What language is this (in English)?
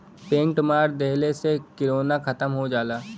Bhojpuri